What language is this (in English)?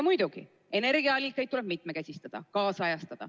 Estonian